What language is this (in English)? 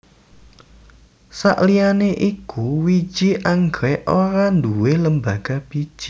Javanese